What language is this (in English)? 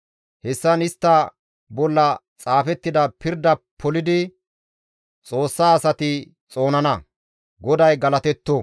Gamo